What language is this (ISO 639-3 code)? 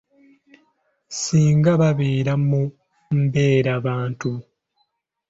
lug